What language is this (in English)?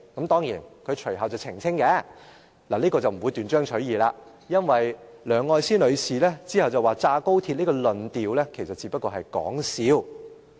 Cantonese